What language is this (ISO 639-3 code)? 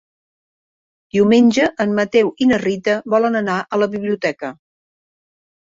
cat